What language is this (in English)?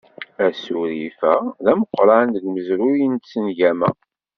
Kabyle